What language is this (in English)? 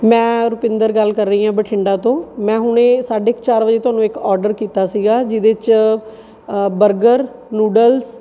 Punjabi